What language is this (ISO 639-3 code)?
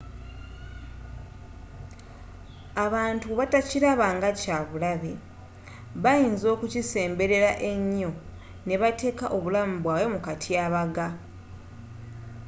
lug